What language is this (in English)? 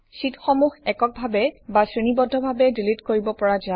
Assamese